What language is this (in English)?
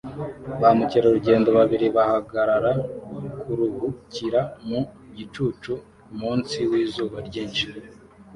Kinyarwanda